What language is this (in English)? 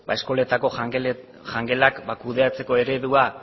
Basque